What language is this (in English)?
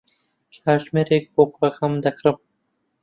Central Kurdish